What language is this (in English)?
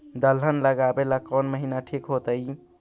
Magahi